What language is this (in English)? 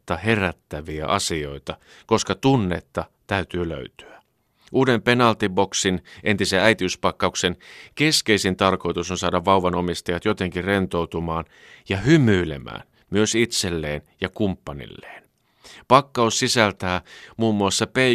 Finnish